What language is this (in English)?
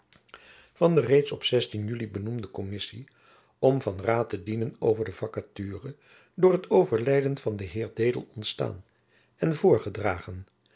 Dutch